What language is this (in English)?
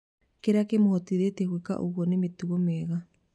Kikuyu